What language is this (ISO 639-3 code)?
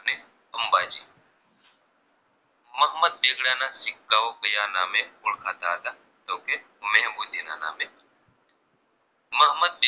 guj